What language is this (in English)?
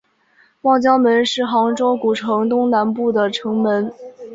Chinese